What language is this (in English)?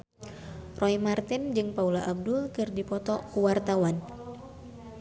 Sundanese